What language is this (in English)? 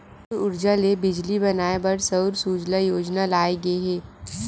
Chhattisgarhi